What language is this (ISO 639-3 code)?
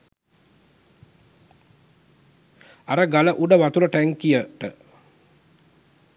sin